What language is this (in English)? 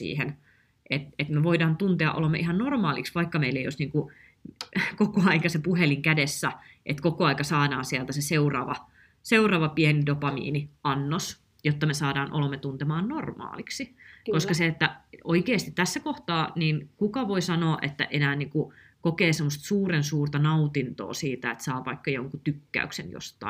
Finnish